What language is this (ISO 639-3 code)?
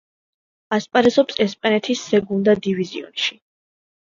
kat